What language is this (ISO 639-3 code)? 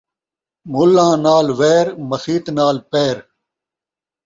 skr